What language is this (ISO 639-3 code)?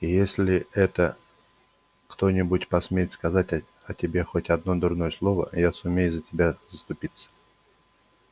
rus